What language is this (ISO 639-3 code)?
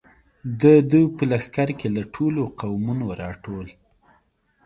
pus